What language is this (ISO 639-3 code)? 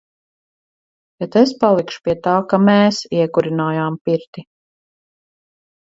lav